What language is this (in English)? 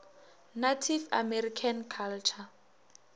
Northern Sotho